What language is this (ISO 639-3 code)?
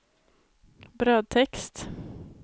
swe